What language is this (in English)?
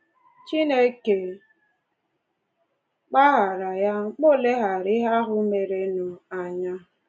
Igbo